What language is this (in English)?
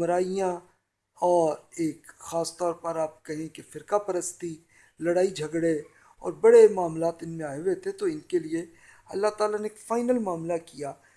Urdu